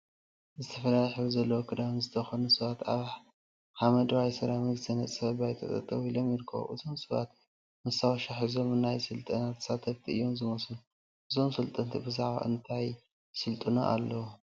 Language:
Tigrinya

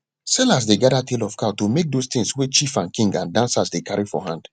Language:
Nigerian Pidgin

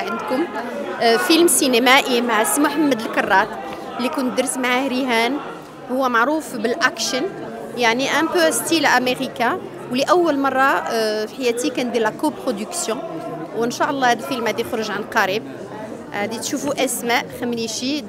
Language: Arabic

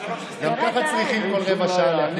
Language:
Hebrew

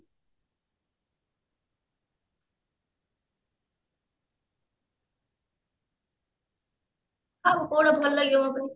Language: Odia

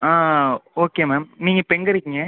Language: Tamil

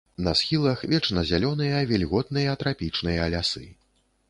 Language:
Belarusian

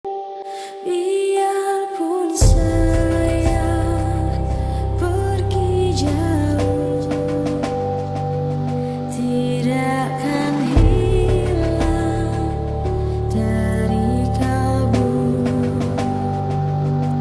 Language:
Indonesian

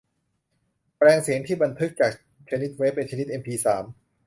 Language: Thai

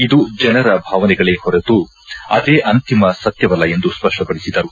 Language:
Kannada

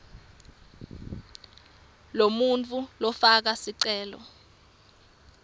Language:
Swati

